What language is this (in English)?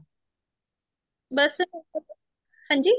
Punjabi